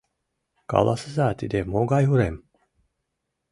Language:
Mari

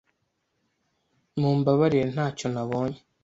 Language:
Kinyarwanda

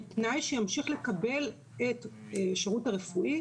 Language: Hebrew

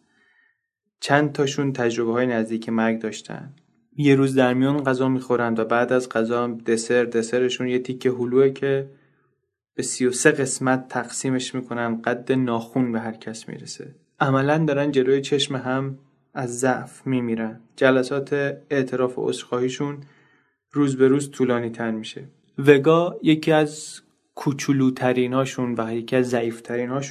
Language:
Persian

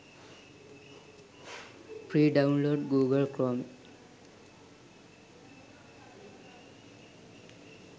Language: Sinhala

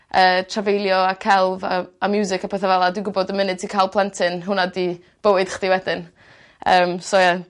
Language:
Welsh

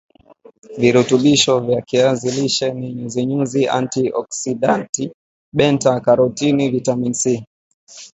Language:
Swahili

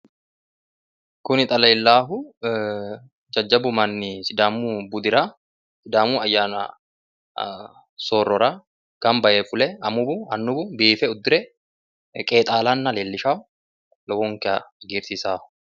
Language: Sidamo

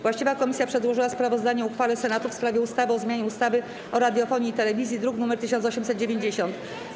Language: Polish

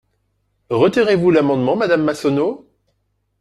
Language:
French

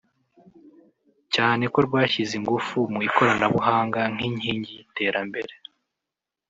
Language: Kinyarwanda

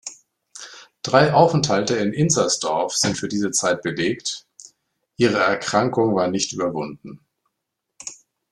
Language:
German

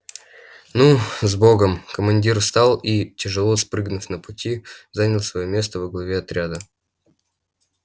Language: Russian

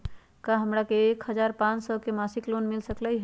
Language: Magahi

